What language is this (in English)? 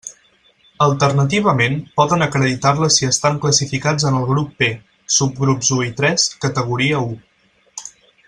Catalan